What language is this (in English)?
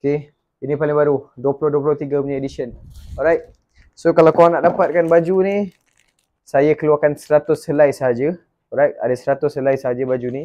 Malay